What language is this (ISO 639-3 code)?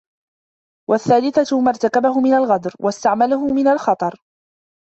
ara